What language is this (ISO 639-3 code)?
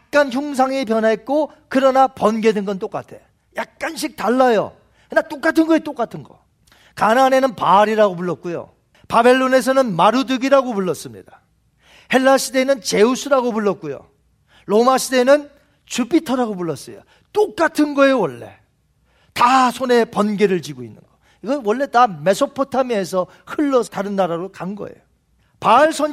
kor